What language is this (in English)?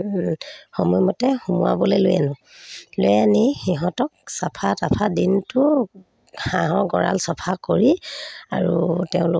Assamese